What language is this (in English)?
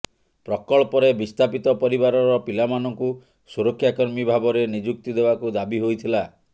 Odia